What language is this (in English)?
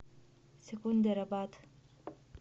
Russian